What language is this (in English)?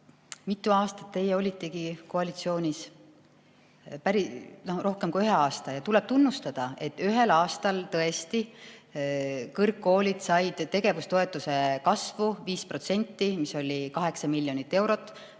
Estonian